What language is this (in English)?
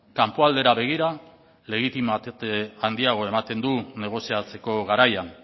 Basque